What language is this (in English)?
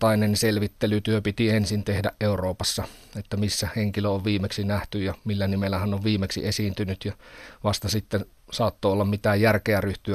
Finnish